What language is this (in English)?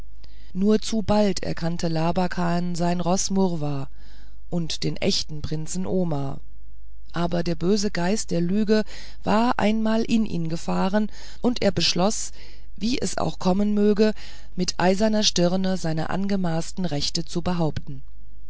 German